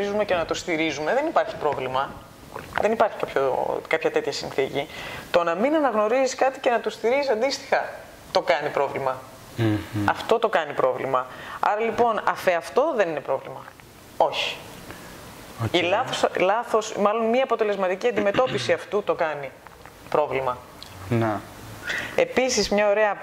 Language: Greek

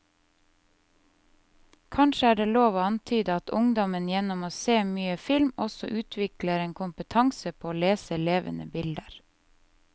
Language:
Norwegian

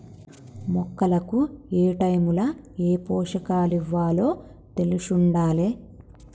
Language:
Telugu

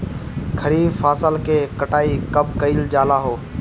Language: Bhojpuri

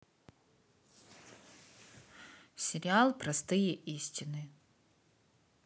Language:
Russian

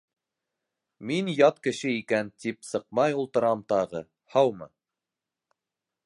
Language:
Bashkir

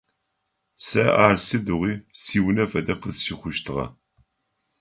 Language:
Adyghe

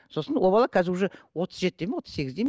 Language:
Kazakh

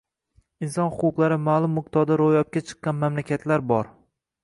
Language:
Uzbek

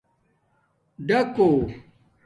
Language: Domaaki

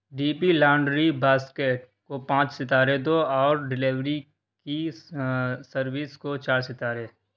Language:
Urdu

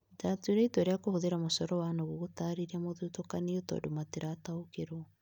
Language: Kikuyu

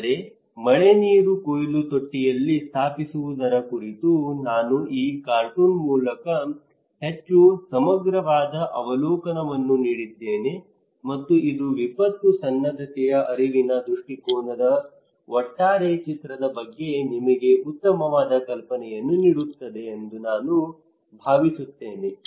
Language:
Kannada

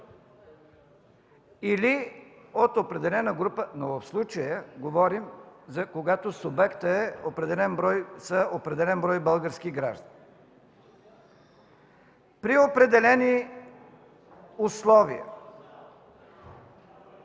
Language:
Bulgarian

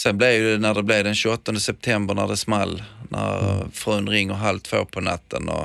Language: Swedish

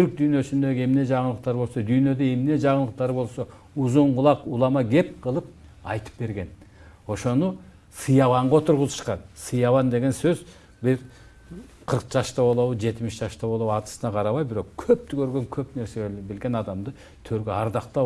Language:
Turkish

